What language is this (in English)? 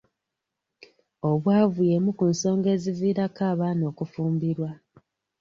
Ganda